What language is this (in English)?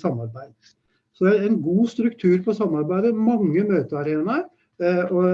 Norwegian